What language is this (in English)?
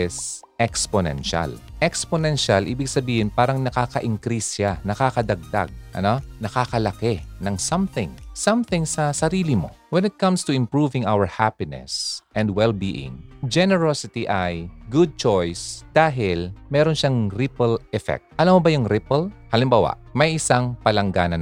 Filipino